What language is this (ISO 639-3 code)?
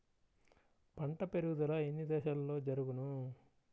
tel